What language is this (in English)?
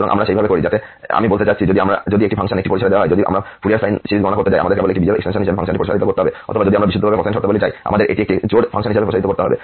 Bangla